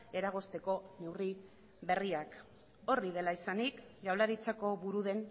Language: Basque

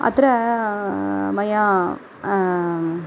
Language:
Sanskrit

